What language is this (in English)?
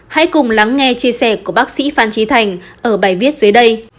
Vietnamese